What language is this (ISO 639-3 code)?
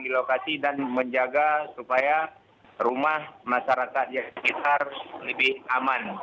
ind